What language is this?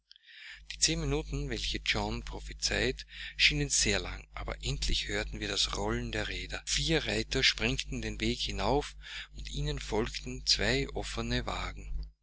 German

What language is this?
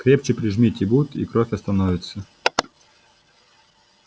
Russian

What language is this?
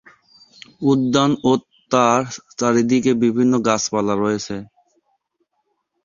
Bangla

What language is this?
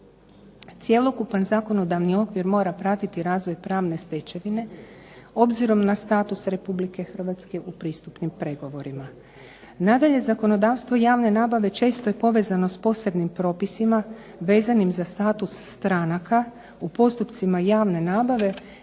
Croatian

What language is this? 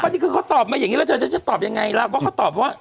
Thai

